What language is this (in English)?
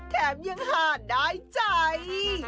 Thai